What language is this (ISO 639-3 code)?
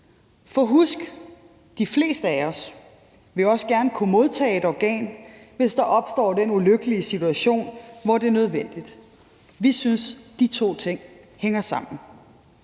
dan